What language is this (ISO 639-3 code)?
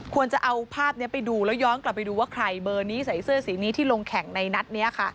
tha